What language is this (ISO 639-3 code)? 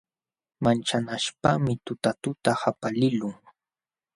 qxw